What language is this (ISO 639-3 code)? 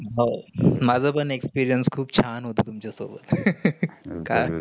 mar